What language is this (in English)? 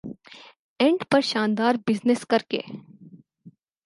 Urdu